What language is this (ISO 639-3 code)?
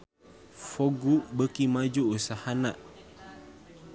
sun